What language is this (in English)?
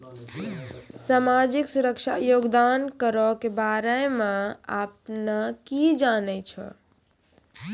Maithili